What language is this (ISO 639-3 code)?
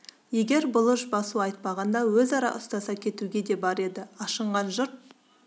kaz